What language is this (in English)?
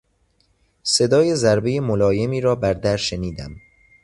Persian